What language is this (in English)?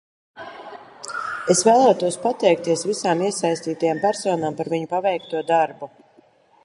Latvian